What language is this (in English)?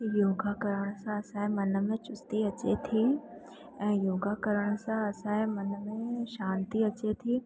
Sindhi